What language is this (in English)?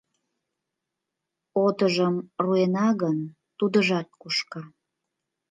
Mari